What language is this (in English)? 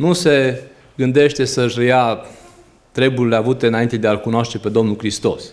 Romanian